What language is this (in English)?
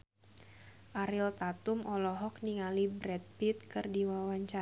Sundanese